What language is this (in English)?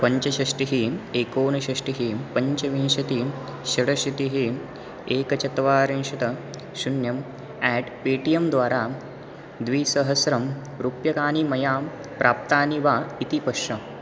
Sanskrit